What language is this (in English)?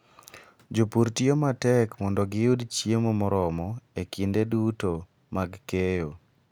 Luo (Kenya and Tanzania)